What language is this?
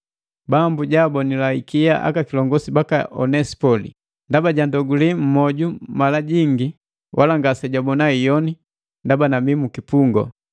Matengo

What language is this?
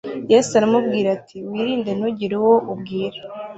Kinyarwanda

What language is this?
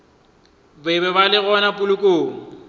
Northern Sotho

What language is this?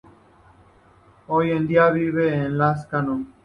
Spanish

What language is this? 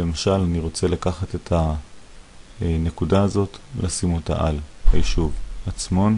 Hebrew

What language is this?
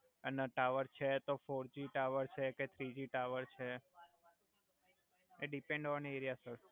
Gujarati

